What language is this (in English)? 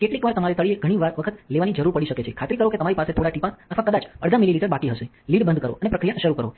Gujarati